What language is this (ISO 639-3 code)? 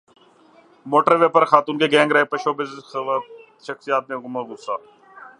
urd